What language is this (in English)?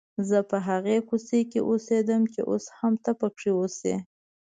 Pashto